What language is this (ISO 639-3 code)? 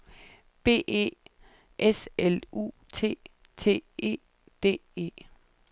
dan